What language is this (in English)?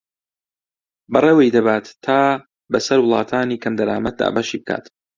Central Kurdish